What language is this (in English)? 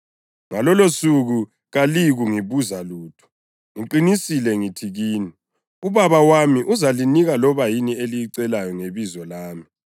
North Ndebele